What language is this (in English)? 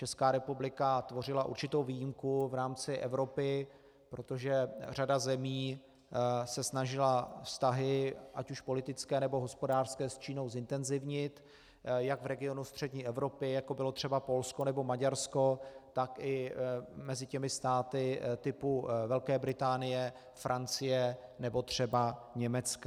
Czech